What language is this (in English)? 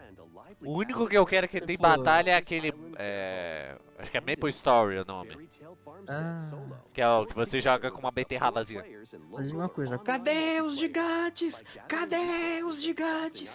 Portuguese